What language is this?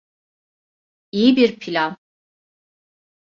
Turkish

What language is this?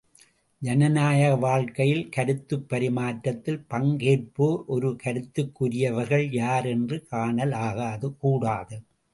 Tamil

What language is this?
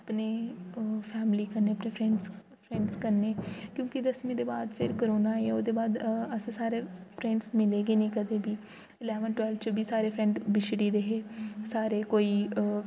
Dogri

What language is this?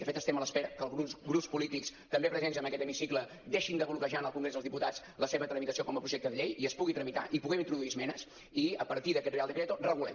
Catalan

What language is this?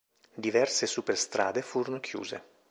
Italian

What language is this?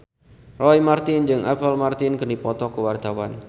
Sundanese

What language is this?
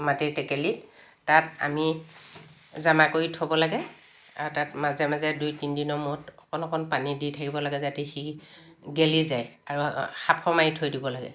Assamese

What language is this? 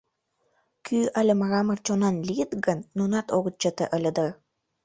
Mari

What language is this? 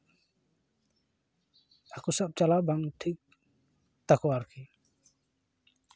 Santali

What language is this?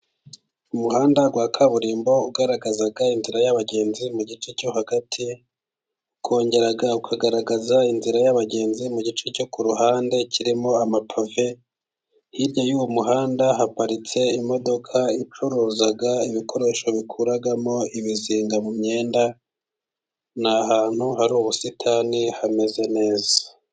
Kinyarwanda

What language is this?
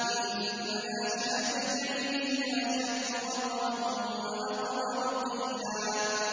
Arabic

